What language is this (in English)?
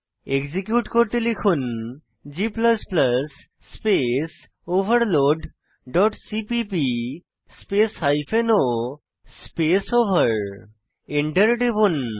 Bangla